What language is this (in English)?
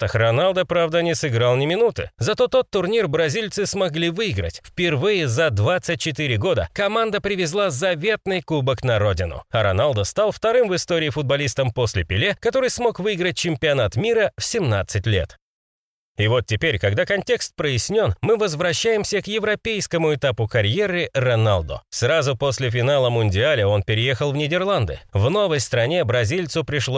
Russian